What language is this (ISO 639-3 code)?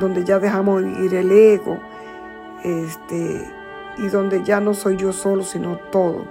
spa